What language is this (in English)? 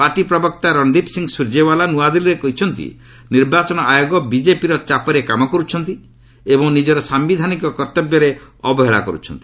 Odia